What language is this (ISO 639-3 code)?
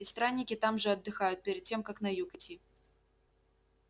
rus